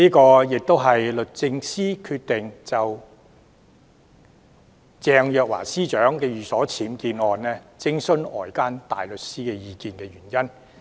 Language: Cantonese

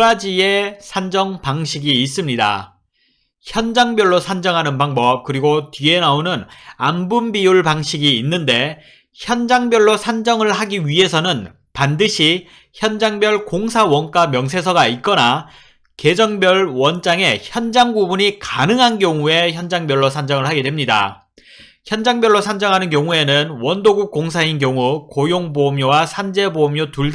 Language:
Korean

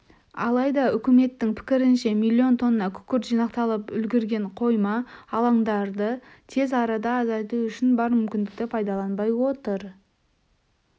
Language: Kazakh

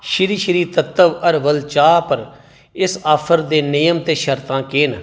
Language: Dogri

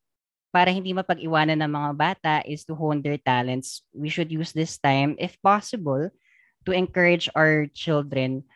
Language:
Filipino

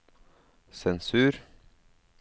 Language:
Norwegian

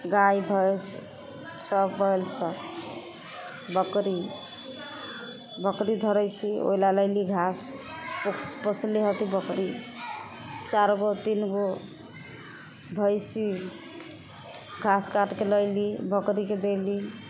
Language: Maithili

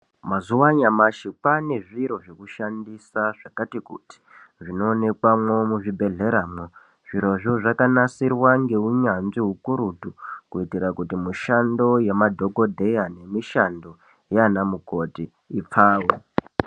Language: Ndau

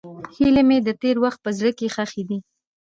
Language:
Pashto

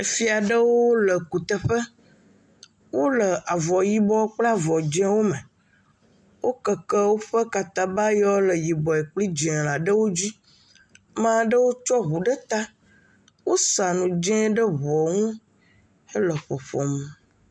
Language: Ewe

